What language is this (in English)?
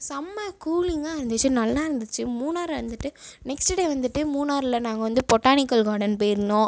Tamil